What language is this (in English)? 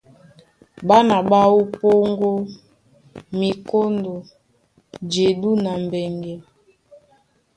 Duala